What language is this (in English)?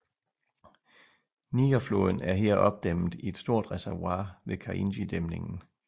Danish